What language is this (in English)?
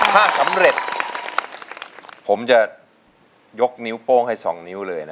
Thai